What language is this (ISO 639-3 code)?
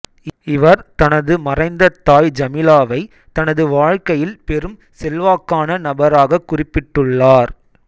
tam